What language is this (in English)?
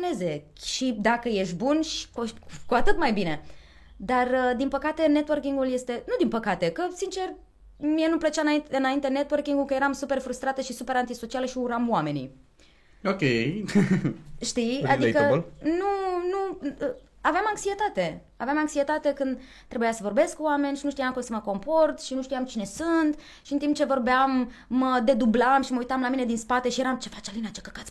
Romanian